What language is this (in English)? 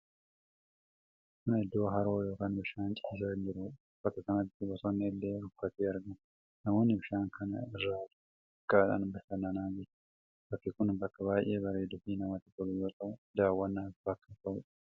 Oromo